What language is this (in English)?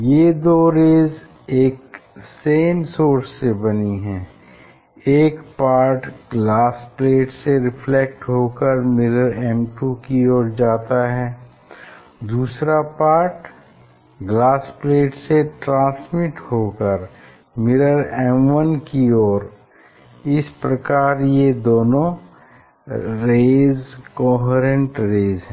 Hindi